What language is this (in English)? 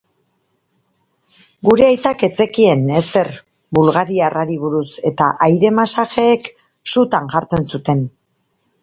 Basque